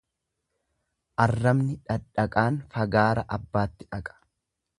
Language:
Oromo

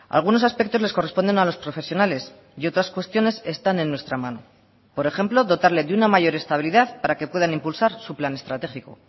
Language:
Spanish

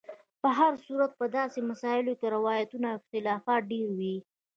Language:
Pashto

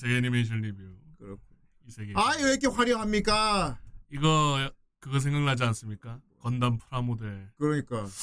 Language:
Korean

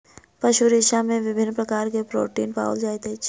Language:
Maithili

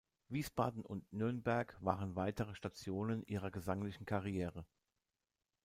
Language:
German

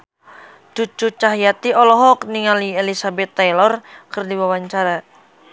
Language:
Sundanese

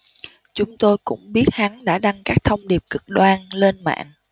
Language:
Vietnamese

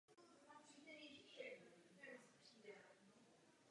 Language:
Czech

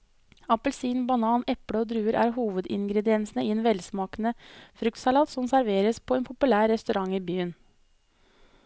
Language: Norwegian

